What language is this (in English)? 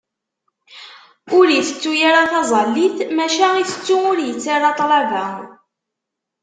Kabyle